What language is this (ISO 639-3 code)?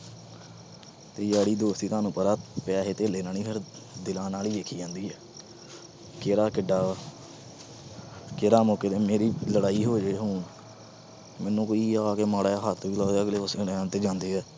pan